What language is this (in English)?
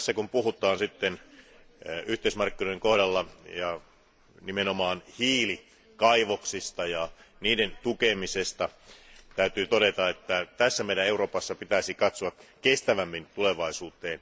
Finnish